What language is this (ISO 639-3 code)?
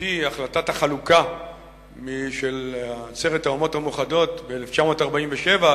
heb